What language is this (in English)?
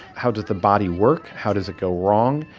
English